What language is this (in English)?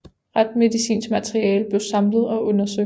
Danish